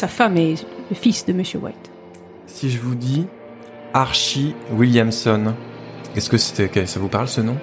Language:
French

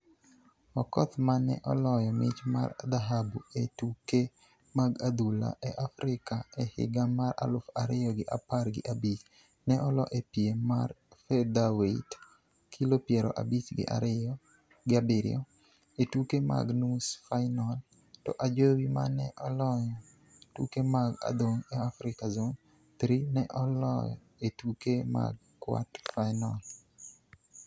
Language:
Luo (Kenya and Tanzania)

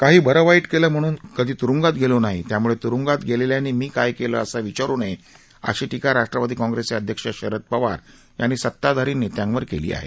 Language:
Marathi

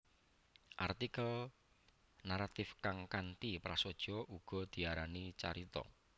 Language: Javanese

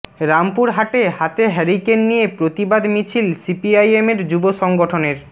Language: Bangla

